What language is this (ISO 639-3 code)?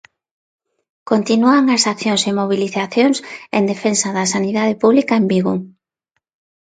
glg